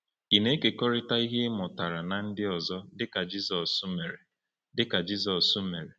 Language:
Igbo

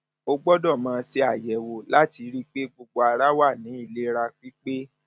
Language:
Yoruba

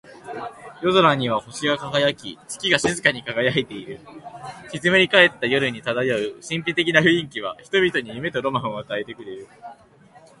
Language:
Japanese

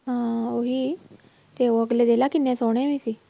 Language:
Punjabi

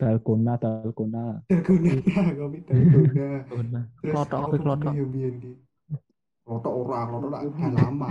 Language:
Indonesian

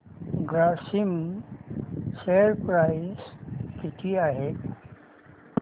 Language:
Marathi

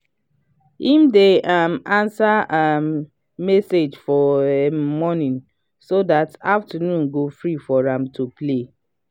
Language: Nigerian Pidgin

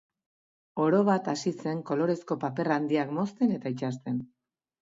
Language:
Basque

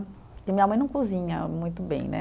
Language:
Portuguese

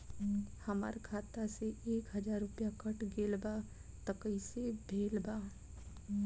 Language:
Bhojpuri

